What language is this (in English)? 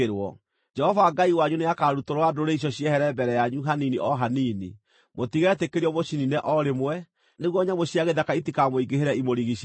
Kikuyu